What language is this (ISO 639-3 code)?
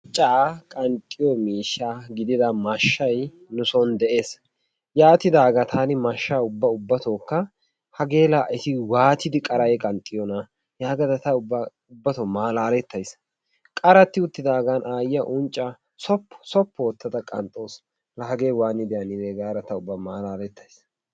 wal